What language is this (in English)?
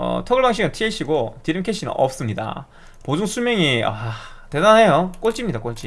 Korean